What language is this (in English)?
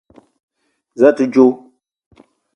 Eton (Cameroon)